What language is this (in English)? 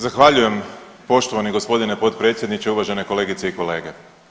Croatian